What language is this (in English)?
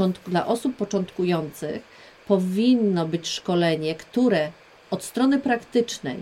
Polish